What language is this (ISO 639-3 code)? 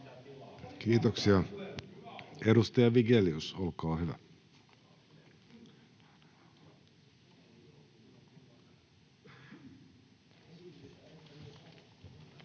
fin